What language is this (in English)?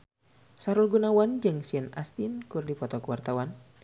Sundanese